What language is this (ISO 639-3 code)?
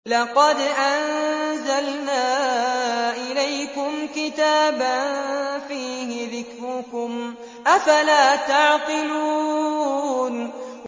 ara